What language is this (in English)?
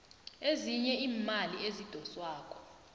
South Ndebele